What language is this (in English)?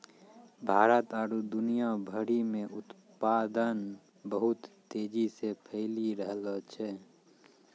Maithili